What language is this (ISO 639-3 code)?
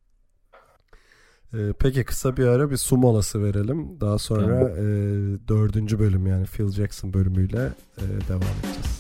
tur